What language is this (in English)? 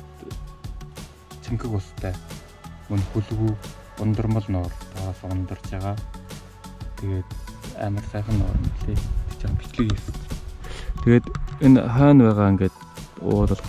German